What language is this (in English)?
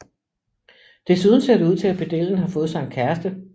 Danish